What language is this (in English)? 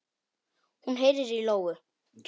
Icelandic